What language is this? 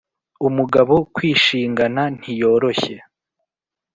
Kinyarwanda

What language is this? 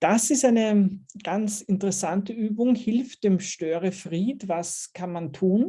German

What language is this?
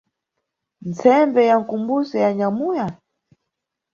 Nyungwe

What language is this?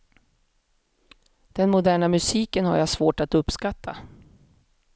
Swedish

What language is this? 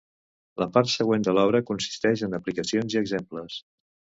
Catalan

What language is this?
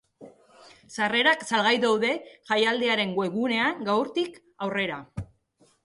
Basque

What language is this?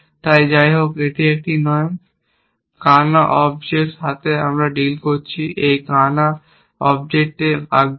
Bangla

